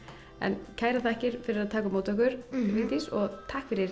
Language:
Icelandic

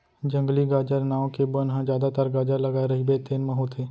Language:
Chhattisgarhi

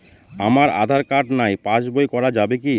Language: Bangla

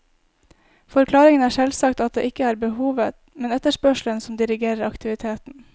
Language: Norwegian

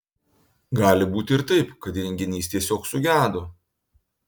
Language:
Lithuanian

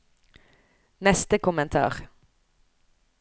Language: Norwegian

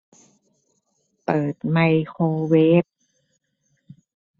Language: Thai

